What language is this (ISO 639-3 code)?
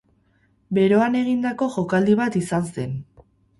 eus